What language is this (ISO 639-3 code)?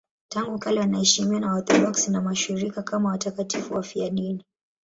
swa